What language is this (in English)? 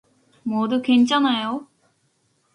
Korean